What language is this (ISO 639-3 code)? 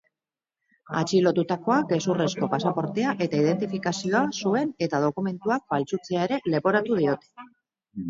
eus